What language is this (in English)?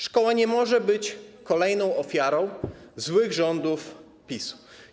Polish